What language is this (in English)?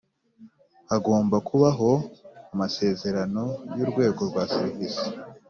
Kinyarwanda